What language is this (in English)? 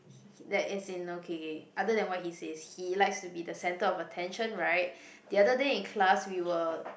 English